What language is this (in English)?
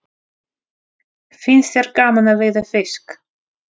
Icelandic